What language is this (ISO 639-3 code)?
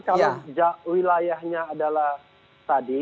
ind